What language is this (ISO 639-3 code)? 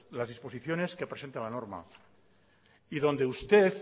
spa